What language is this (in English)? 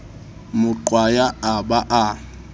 Southern Sotho